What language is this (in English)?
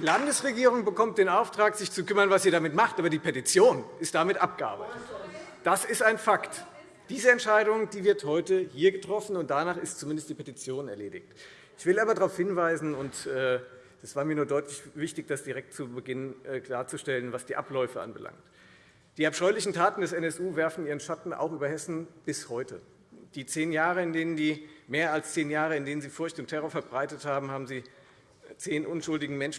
German